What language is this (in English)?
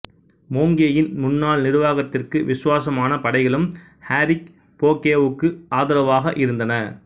Tamil